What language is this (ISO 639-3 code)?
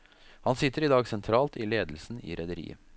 nor